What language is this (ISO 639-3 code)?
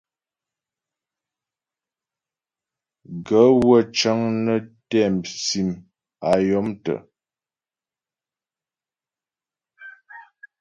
bbj